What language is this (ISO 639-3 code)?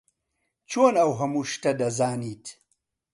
ckb